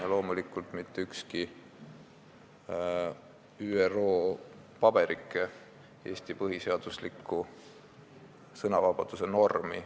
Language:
Estonian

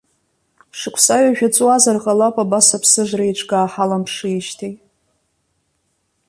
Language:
Abkhazian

